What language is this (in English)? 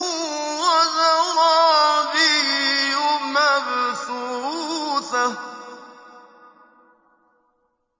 Arabic